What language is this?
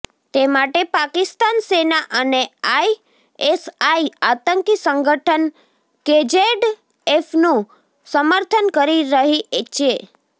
Gujarati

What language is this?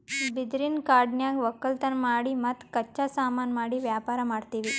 Kannada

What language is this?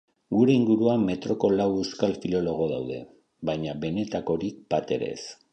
Basque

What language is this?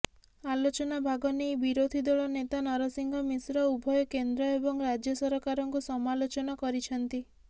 Odia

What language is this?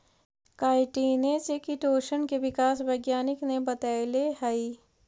Magahi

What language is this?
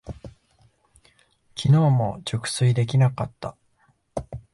Japanese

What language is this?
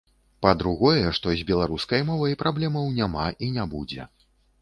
Belarusian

